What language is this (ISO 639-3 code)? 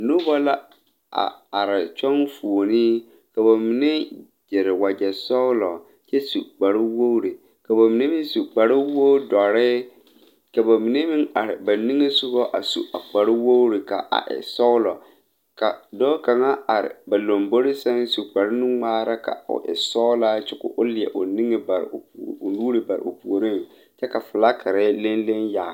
dga